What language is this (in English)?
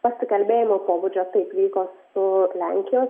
Lithuanian